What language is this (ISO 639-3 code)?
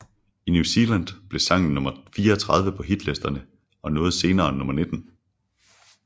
dan